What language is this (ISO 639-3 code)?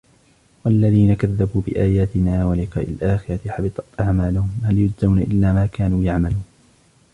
ara